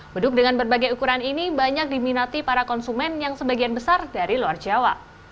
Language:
Indonesian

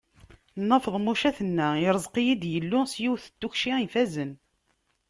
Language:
Kabyle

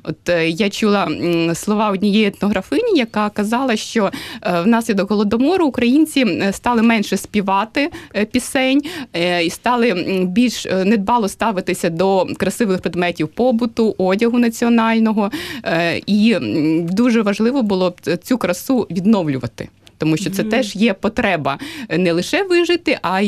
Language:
Ukrainian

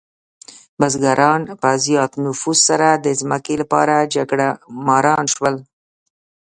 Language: Pashto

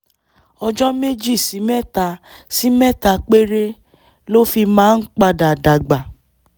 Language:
Yoruba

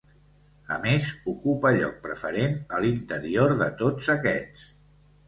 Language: Catalan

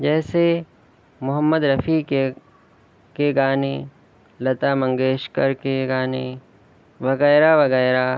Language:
Urdu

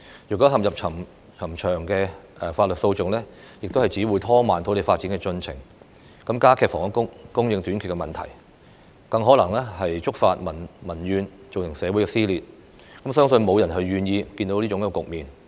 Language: Cantonese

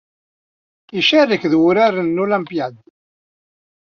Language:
Kabyle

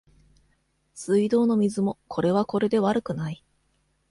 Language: Japanese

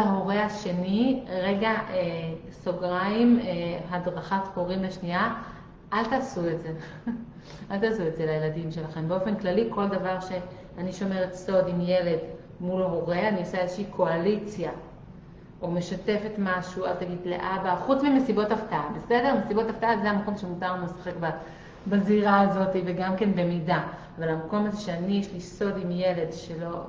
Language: Hebrew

